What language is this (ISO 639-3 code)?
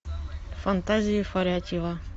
rus